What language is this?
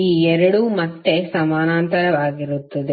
Kannada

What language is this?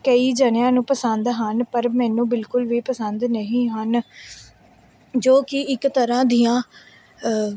Punjabi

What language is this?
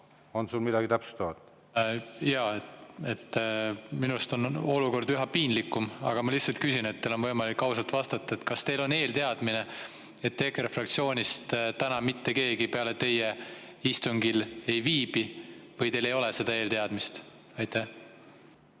Estonian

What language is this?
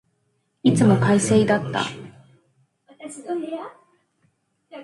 Japanese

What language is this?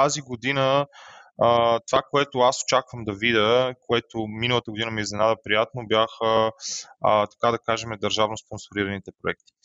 Bulgarian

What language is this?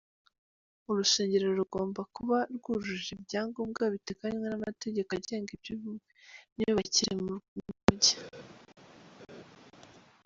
Kinyarwanda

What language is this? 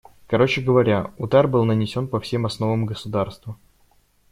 Russian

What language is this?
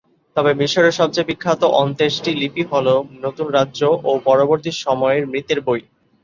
Bangla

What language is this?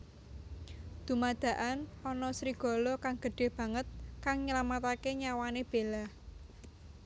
Javanese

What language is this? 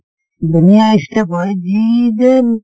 Assamese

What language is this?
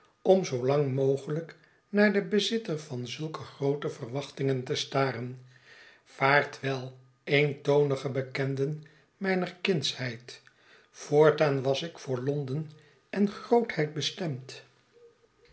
Dutch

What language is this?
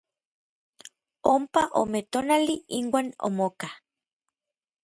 Orizaba Nahuatl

